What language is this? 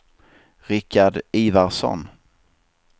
Swedish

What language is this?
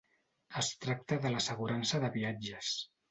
Catalan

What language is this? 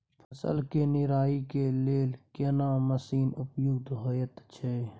Maithili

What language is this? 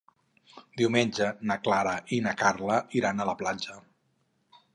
Catalan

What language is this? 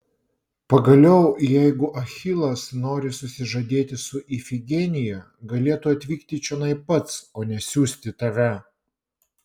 Lithuanian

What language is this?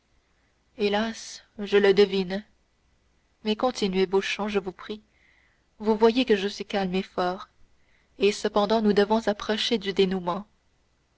French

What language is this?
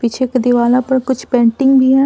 Hindi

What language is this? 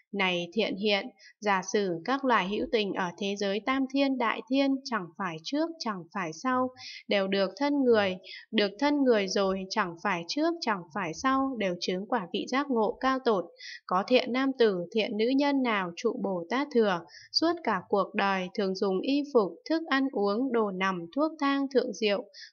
Vietnamese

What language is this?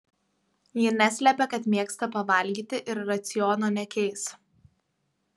Lithuanian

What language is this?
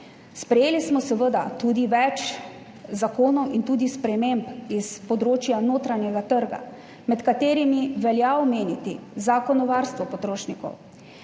Slovenian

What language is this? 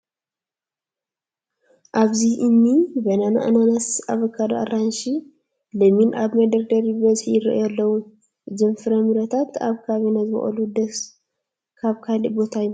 Tigrinya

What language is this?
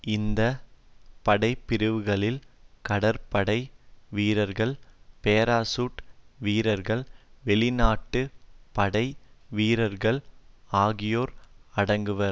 Tamil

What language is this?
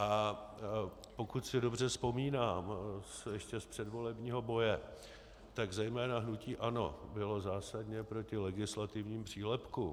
Czech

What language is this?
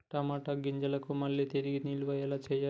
Telugu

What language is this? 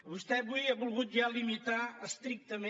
Catalan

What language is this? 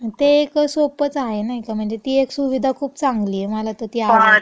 Marathi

